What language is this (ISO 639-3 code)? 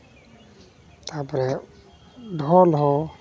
sat